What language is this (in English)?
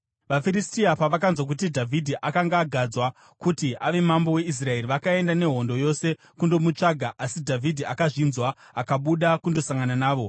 Shona